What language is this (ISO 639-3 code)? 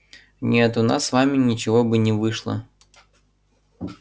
rus